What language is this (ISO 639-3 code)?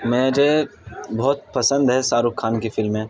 urd